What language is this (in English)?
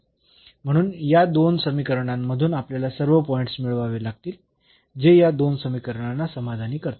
Marathi